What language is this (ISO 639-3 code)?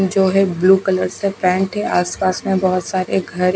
hin